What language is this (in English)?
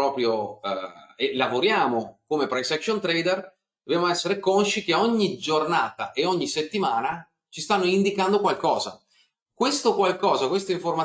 Italian